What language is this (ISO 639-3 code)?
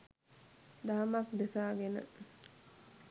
sin